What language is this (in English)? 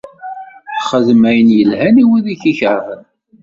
Kabyle